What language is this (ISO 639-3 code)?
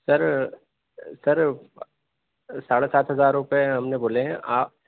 urd